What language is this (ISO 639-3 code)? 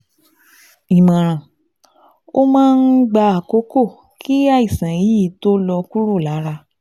yor